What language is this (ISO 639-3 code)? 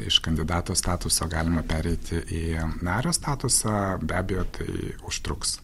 lit